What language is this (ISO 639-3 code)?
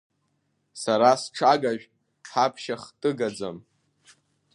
abk